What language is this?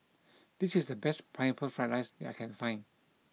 English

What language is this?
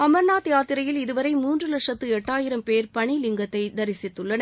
Tamil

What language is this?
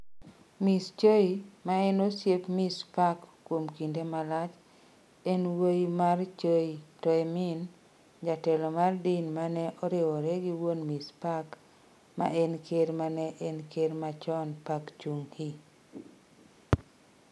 Luo (Kenya and Tanzania)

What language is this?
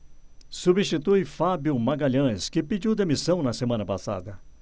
Portuguese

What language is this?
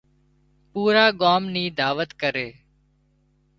Wadiyara Koli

